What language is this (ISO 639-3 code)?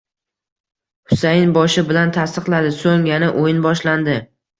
uzb